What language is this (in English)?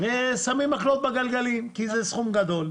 Hebrew